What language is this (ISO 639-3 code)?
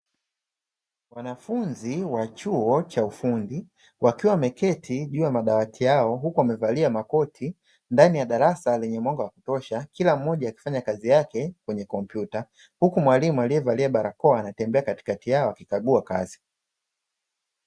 swa